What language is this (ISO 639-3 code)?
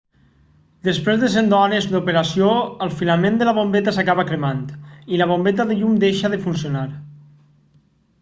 cat